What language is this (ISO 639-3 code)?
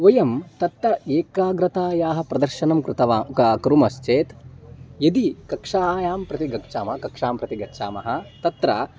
san